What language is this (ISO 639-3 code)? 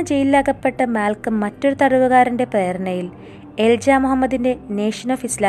mal